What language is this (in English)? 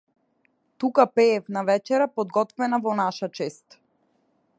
Macedonian